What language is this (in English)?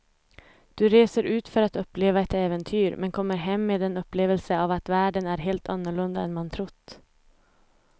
Swedish